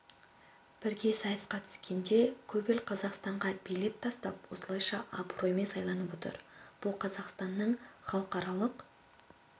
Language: Kazakh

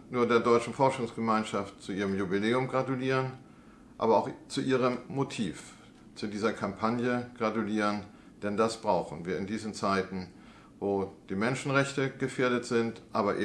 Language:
German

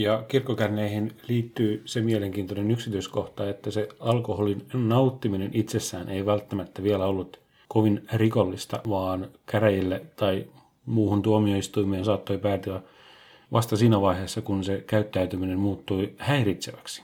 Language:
Finnish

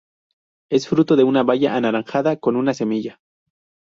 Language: Spanish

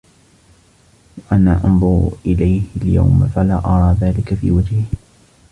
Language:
Arabic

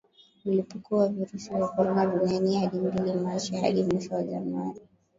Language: Swahili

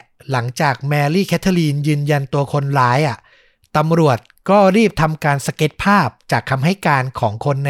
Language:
Thai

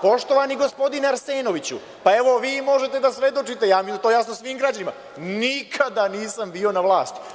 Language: Serbian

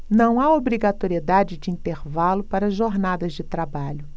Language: Portuguese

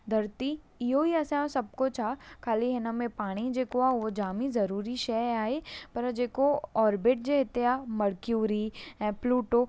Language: Sindhi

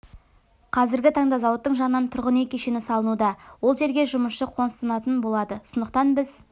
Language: Kazakh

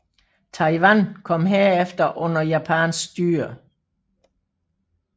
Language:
Danish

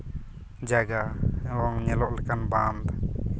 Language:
Santali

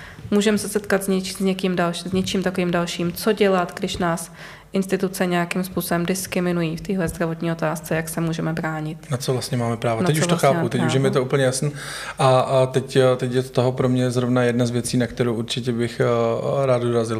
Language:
Czech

